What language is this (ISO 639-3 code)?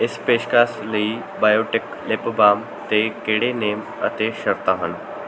pan